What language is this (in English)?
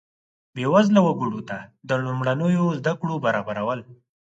Pashto